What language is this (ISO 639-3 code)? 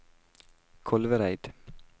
nor